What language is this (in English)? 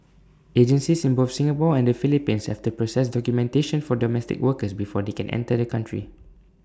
English